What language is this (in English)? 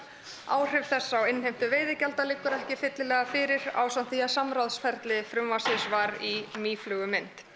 Icelandic